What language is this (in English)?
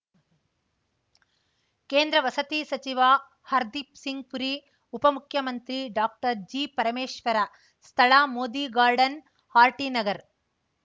Kannada